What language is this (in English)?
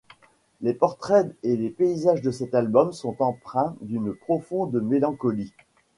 French